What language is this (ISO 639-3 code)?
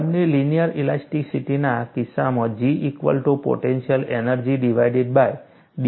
guj